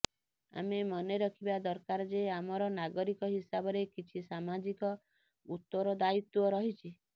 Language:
Odia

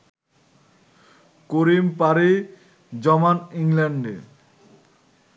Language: Bangla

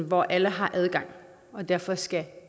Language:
Danish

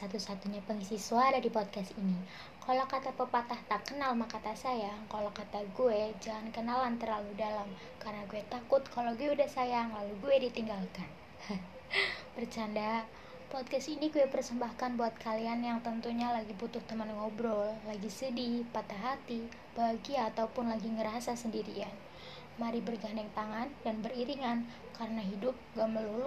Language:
Indonesian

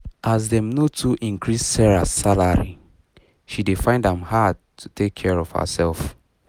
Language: Nigerian Pidgin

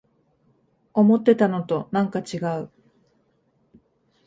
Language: Japanese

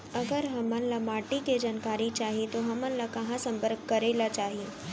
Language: Chhattisgarhi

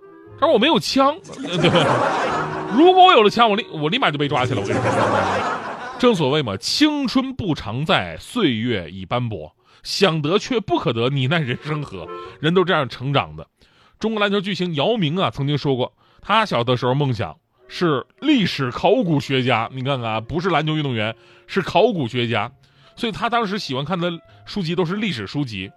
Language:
Chinese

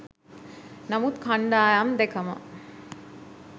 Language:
Sinhala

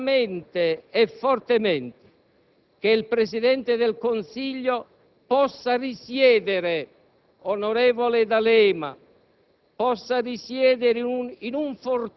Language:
Italian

